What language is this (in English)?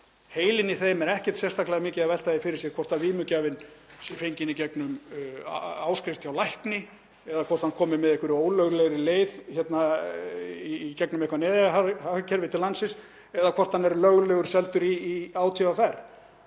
Icelandic